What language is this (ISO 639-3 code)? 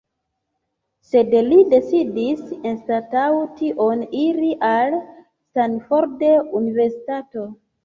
epo